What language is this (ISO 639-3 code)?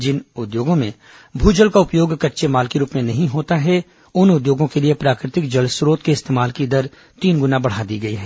hin